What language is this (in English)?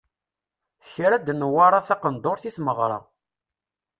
Kabyle